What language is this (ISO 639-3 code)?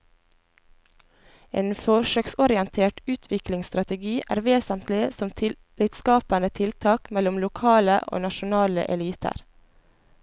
nor